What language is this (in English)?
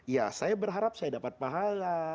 Indonesian